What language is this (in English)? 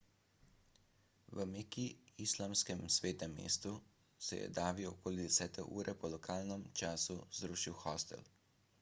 Slovenian